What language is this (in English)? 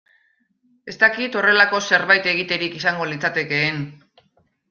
Basque